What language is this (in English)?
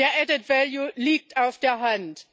German